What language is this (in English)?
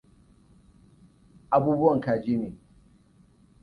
Hausa